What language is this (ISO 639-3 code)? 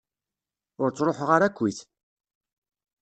kab